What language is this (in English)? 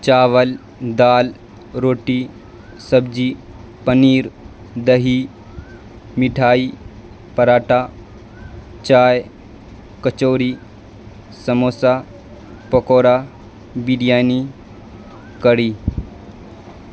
Urdu